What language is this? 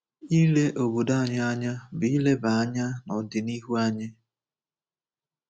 Igbo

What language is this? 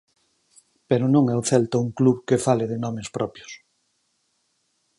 Galician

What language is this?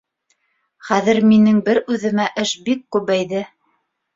Bashkir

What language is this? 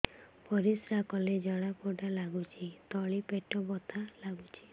Odia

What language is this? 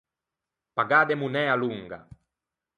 Ligurian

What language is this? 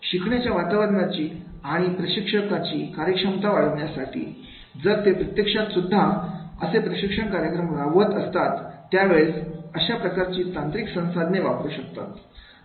Marathi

